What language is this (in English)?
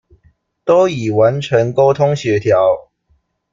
Chinese